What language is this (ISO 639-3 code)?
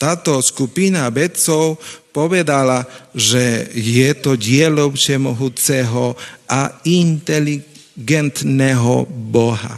slk